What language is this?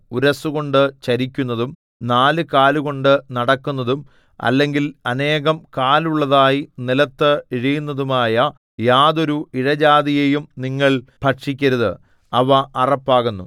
Malayalam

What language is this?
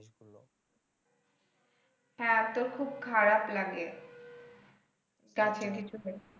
Bangla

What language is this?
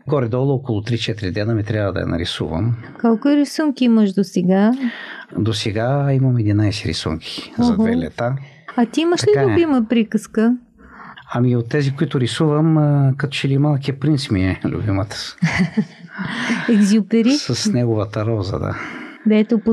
Bulgarian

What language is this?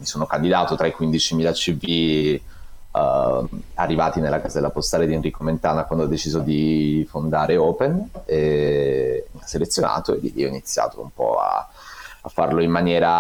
Italian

